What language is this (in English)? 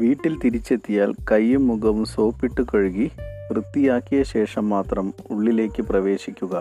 Malayalam